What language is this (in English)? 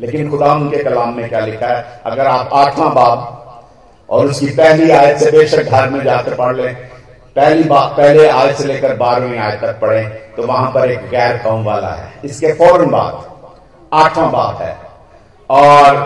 Hindi